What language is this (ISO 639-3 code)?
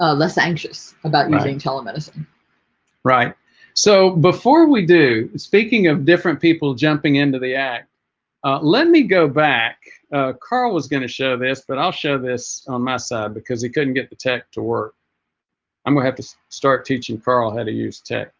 eng